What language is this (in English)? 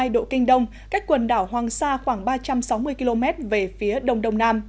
Vietnamese